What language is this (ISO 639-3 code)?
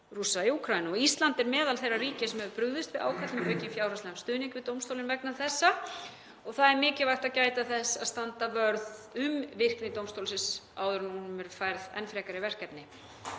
isl